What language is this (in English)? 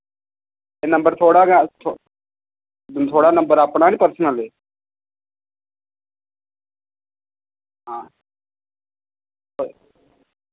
Dogri